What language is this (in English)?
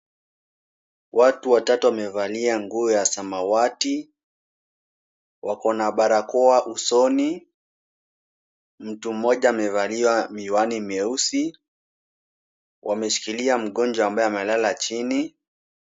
Swahili